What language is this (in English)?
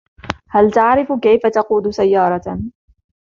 Arabic